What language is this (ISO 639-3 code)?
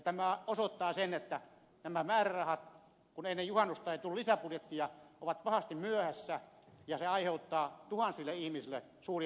fin